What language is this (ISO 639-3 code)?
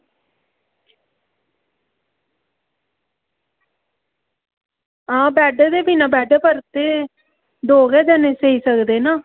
doi